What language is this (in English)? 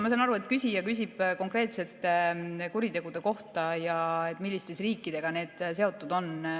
Estonian